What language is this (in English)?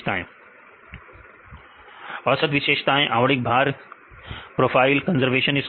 Hindi